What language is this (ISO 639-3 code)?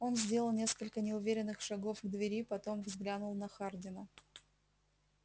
rus